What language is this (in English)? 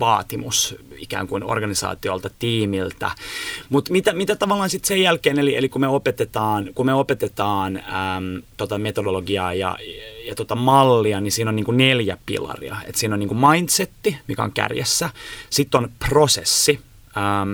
Finnish